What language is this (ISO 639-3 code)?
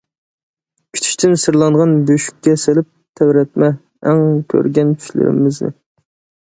uig